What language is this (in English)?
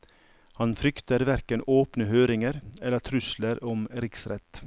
Norwegian